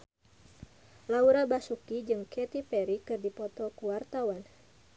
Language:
Sundanese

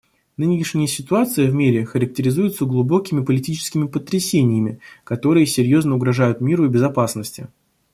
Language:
Russian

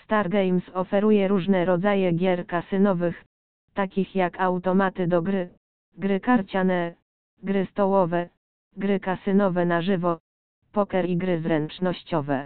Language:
Polish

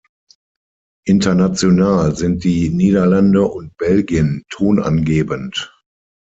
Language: German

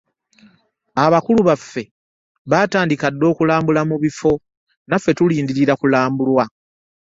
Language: Ganda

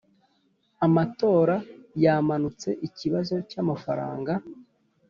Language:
Kinyarwanda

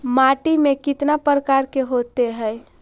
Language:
Magahi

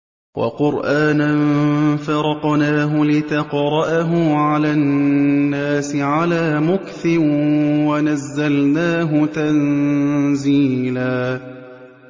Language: Arabic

